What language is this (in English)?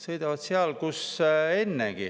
Estonian